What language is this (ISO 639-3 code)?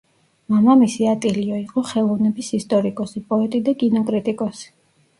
kat